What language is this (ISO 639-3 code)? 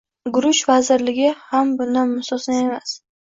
uzb